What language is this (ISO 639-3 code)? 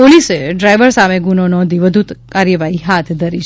guj